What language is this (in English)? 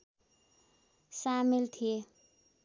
Nepali